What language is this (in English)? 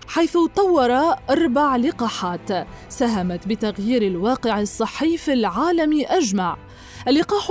Arabic